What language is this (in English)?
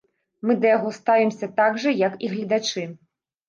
Belarusian